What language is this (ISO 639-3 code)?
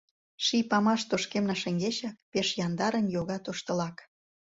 chm